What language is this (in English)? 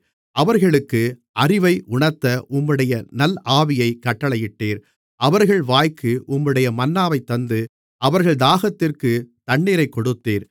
Tamil